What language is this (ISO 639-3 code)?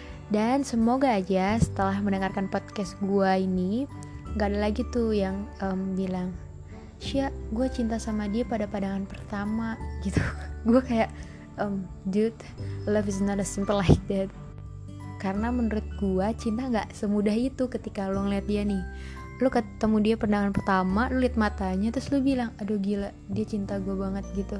ind